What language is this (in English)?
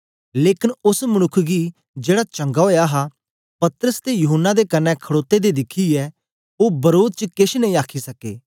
Dogri